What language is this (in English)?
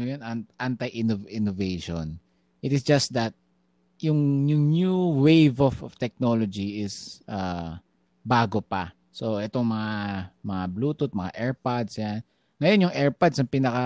Filipino